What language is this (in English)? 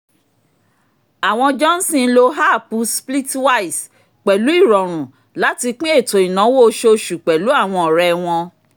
Yoruba